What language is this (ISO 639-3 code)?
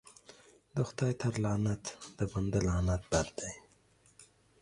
pus